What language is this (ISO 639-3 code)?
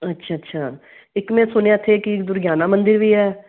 pan